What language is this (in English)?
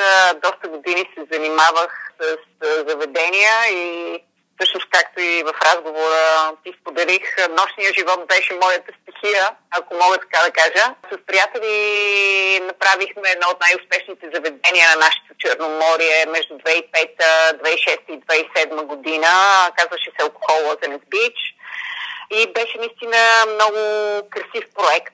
Bulgarian